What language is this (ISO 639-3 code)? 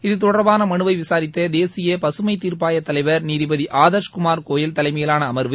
tam